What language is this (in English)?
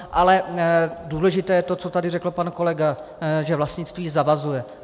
Czech